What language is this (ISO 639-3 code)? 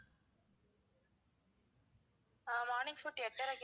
tam